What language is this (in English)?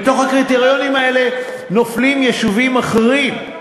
Hebrew